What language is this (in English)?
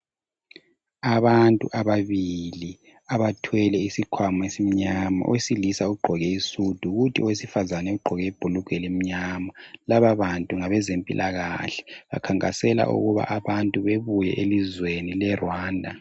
North Ndebele